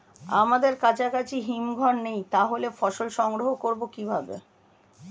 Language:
Bangla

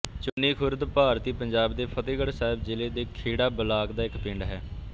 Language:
Punjabi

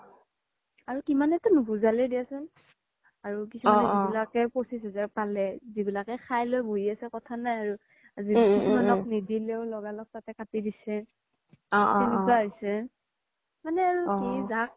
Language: Assamese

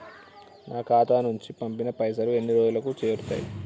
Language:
Telugu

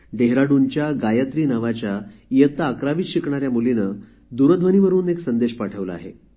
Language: Marathi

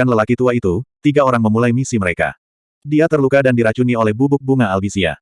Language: Indonesian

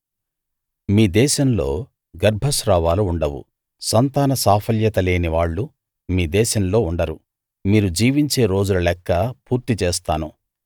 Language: Telugu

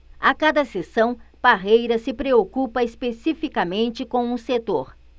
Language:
Portuguese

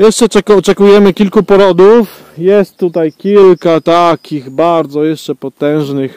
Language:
Polish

